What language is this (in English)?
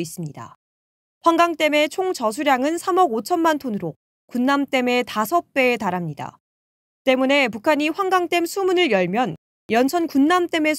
Korean